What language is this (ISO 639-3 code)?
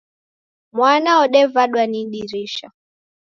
dav